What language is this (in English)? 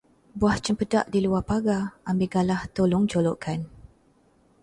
Malay